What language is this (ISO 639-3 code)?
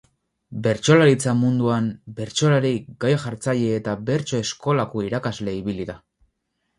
eus